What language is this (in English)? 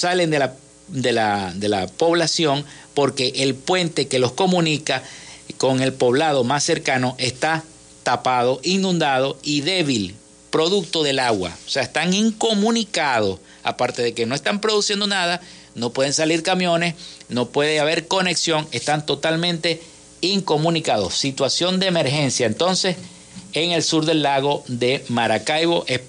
Spanish